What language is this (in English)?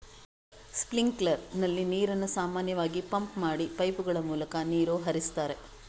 Kannada